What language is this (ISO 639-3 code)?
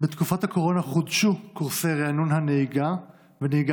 heb